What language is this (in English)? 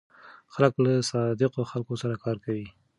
Pashto